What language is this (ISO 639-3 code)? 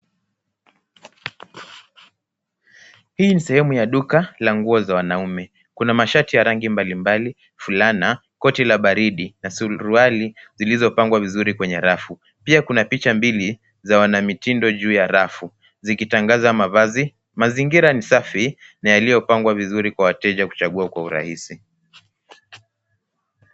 swa